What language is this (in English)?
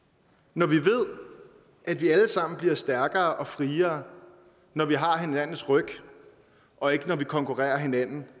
Danish